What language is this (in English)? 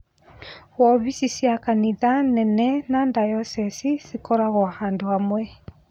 Kikuyu